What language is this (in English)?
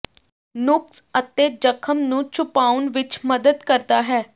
Punjabi